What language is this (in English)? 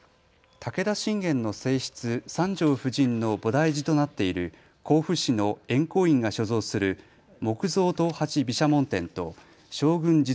Japanese